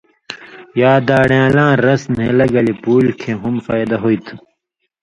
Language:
Indus Kohistani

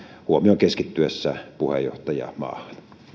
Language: Finnish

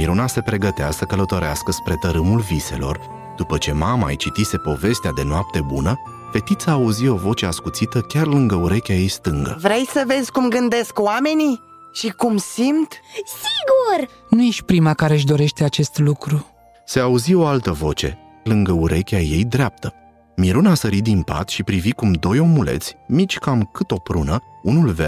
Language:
Romanian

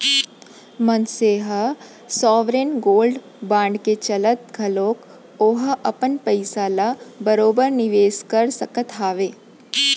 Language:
Chhattisgarhi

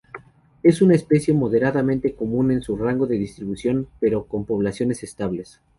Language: Spanish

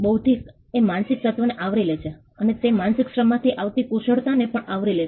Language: Gujarati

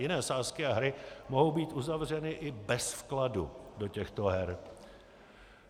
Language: Czech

